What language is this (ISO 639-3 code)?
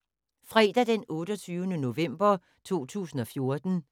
dan